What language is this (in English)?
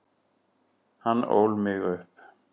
Icelandic